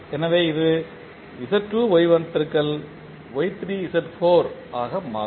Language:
Tamil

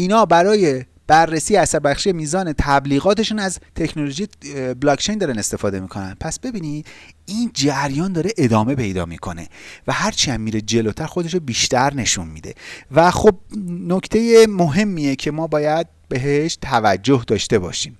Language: Persian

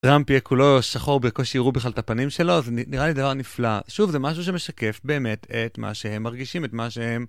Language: Hebrew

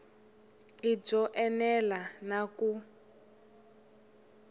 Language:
Tsonga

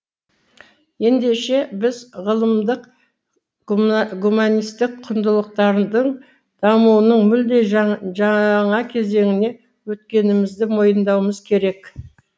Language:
Kazakh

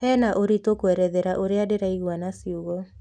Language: Kikuyu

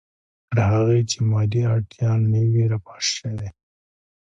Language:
Pashto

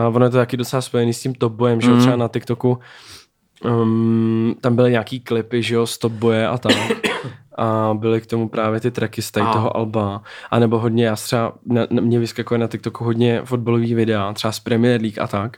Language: Czech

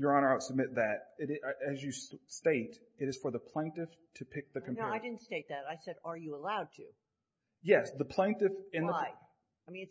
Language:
English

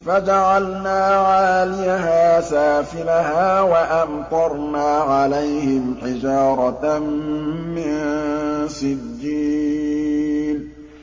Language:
Arabic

